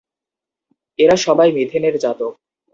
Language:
Bangla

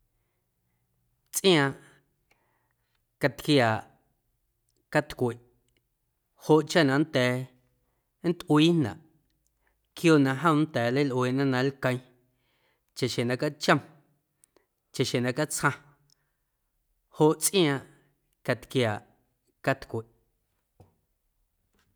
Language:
Guerrero Amuzgo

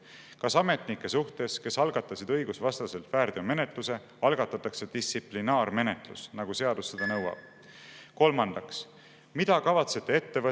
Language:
Estonian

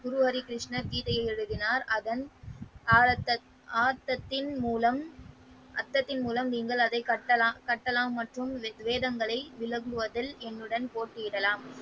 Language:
Tamil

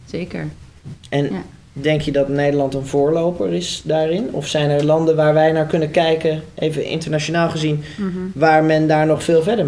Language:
Dutch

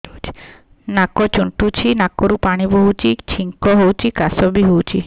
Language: Odia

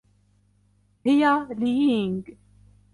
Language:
Arabic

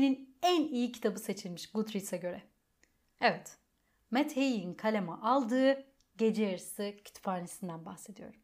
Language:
Turkish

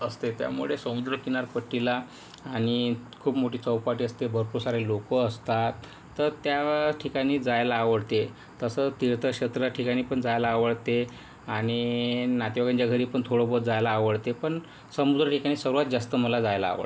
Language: Marathi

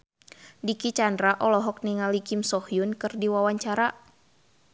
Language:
Sundanese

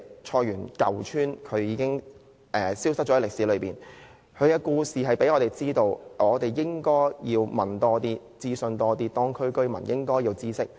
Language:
Cantonese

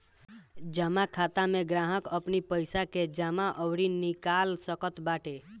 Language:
Bhojpuri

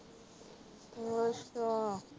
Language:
Punjabi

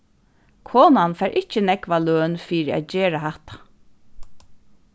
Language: Faroese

